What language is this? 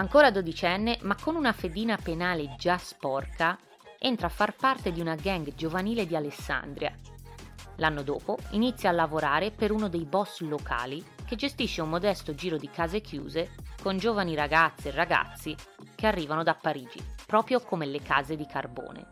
Italian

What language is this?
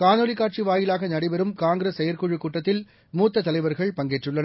Tamil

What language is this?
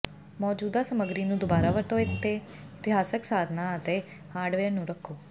Punjabi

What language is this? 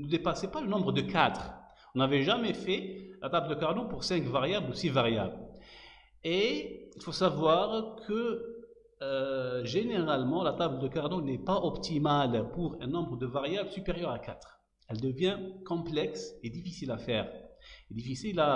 French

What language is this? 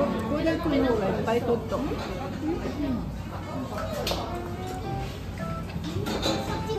Japanese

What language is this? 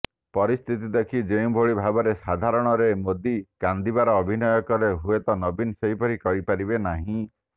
Odia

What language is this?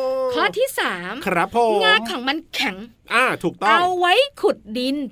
Thai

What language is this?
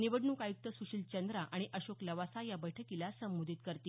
Marathi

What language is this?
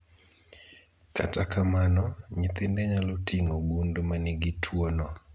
Luo (Kenya and Tanzania)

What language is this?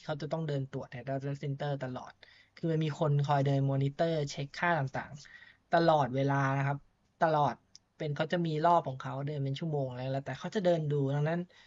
Thai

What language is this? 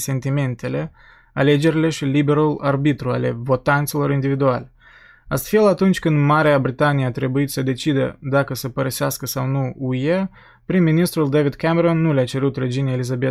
Romanian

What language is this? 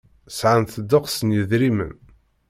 Kabyle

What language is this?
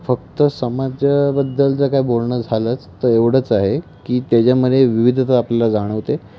Marathi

